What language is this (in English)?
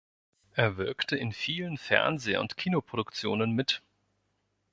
German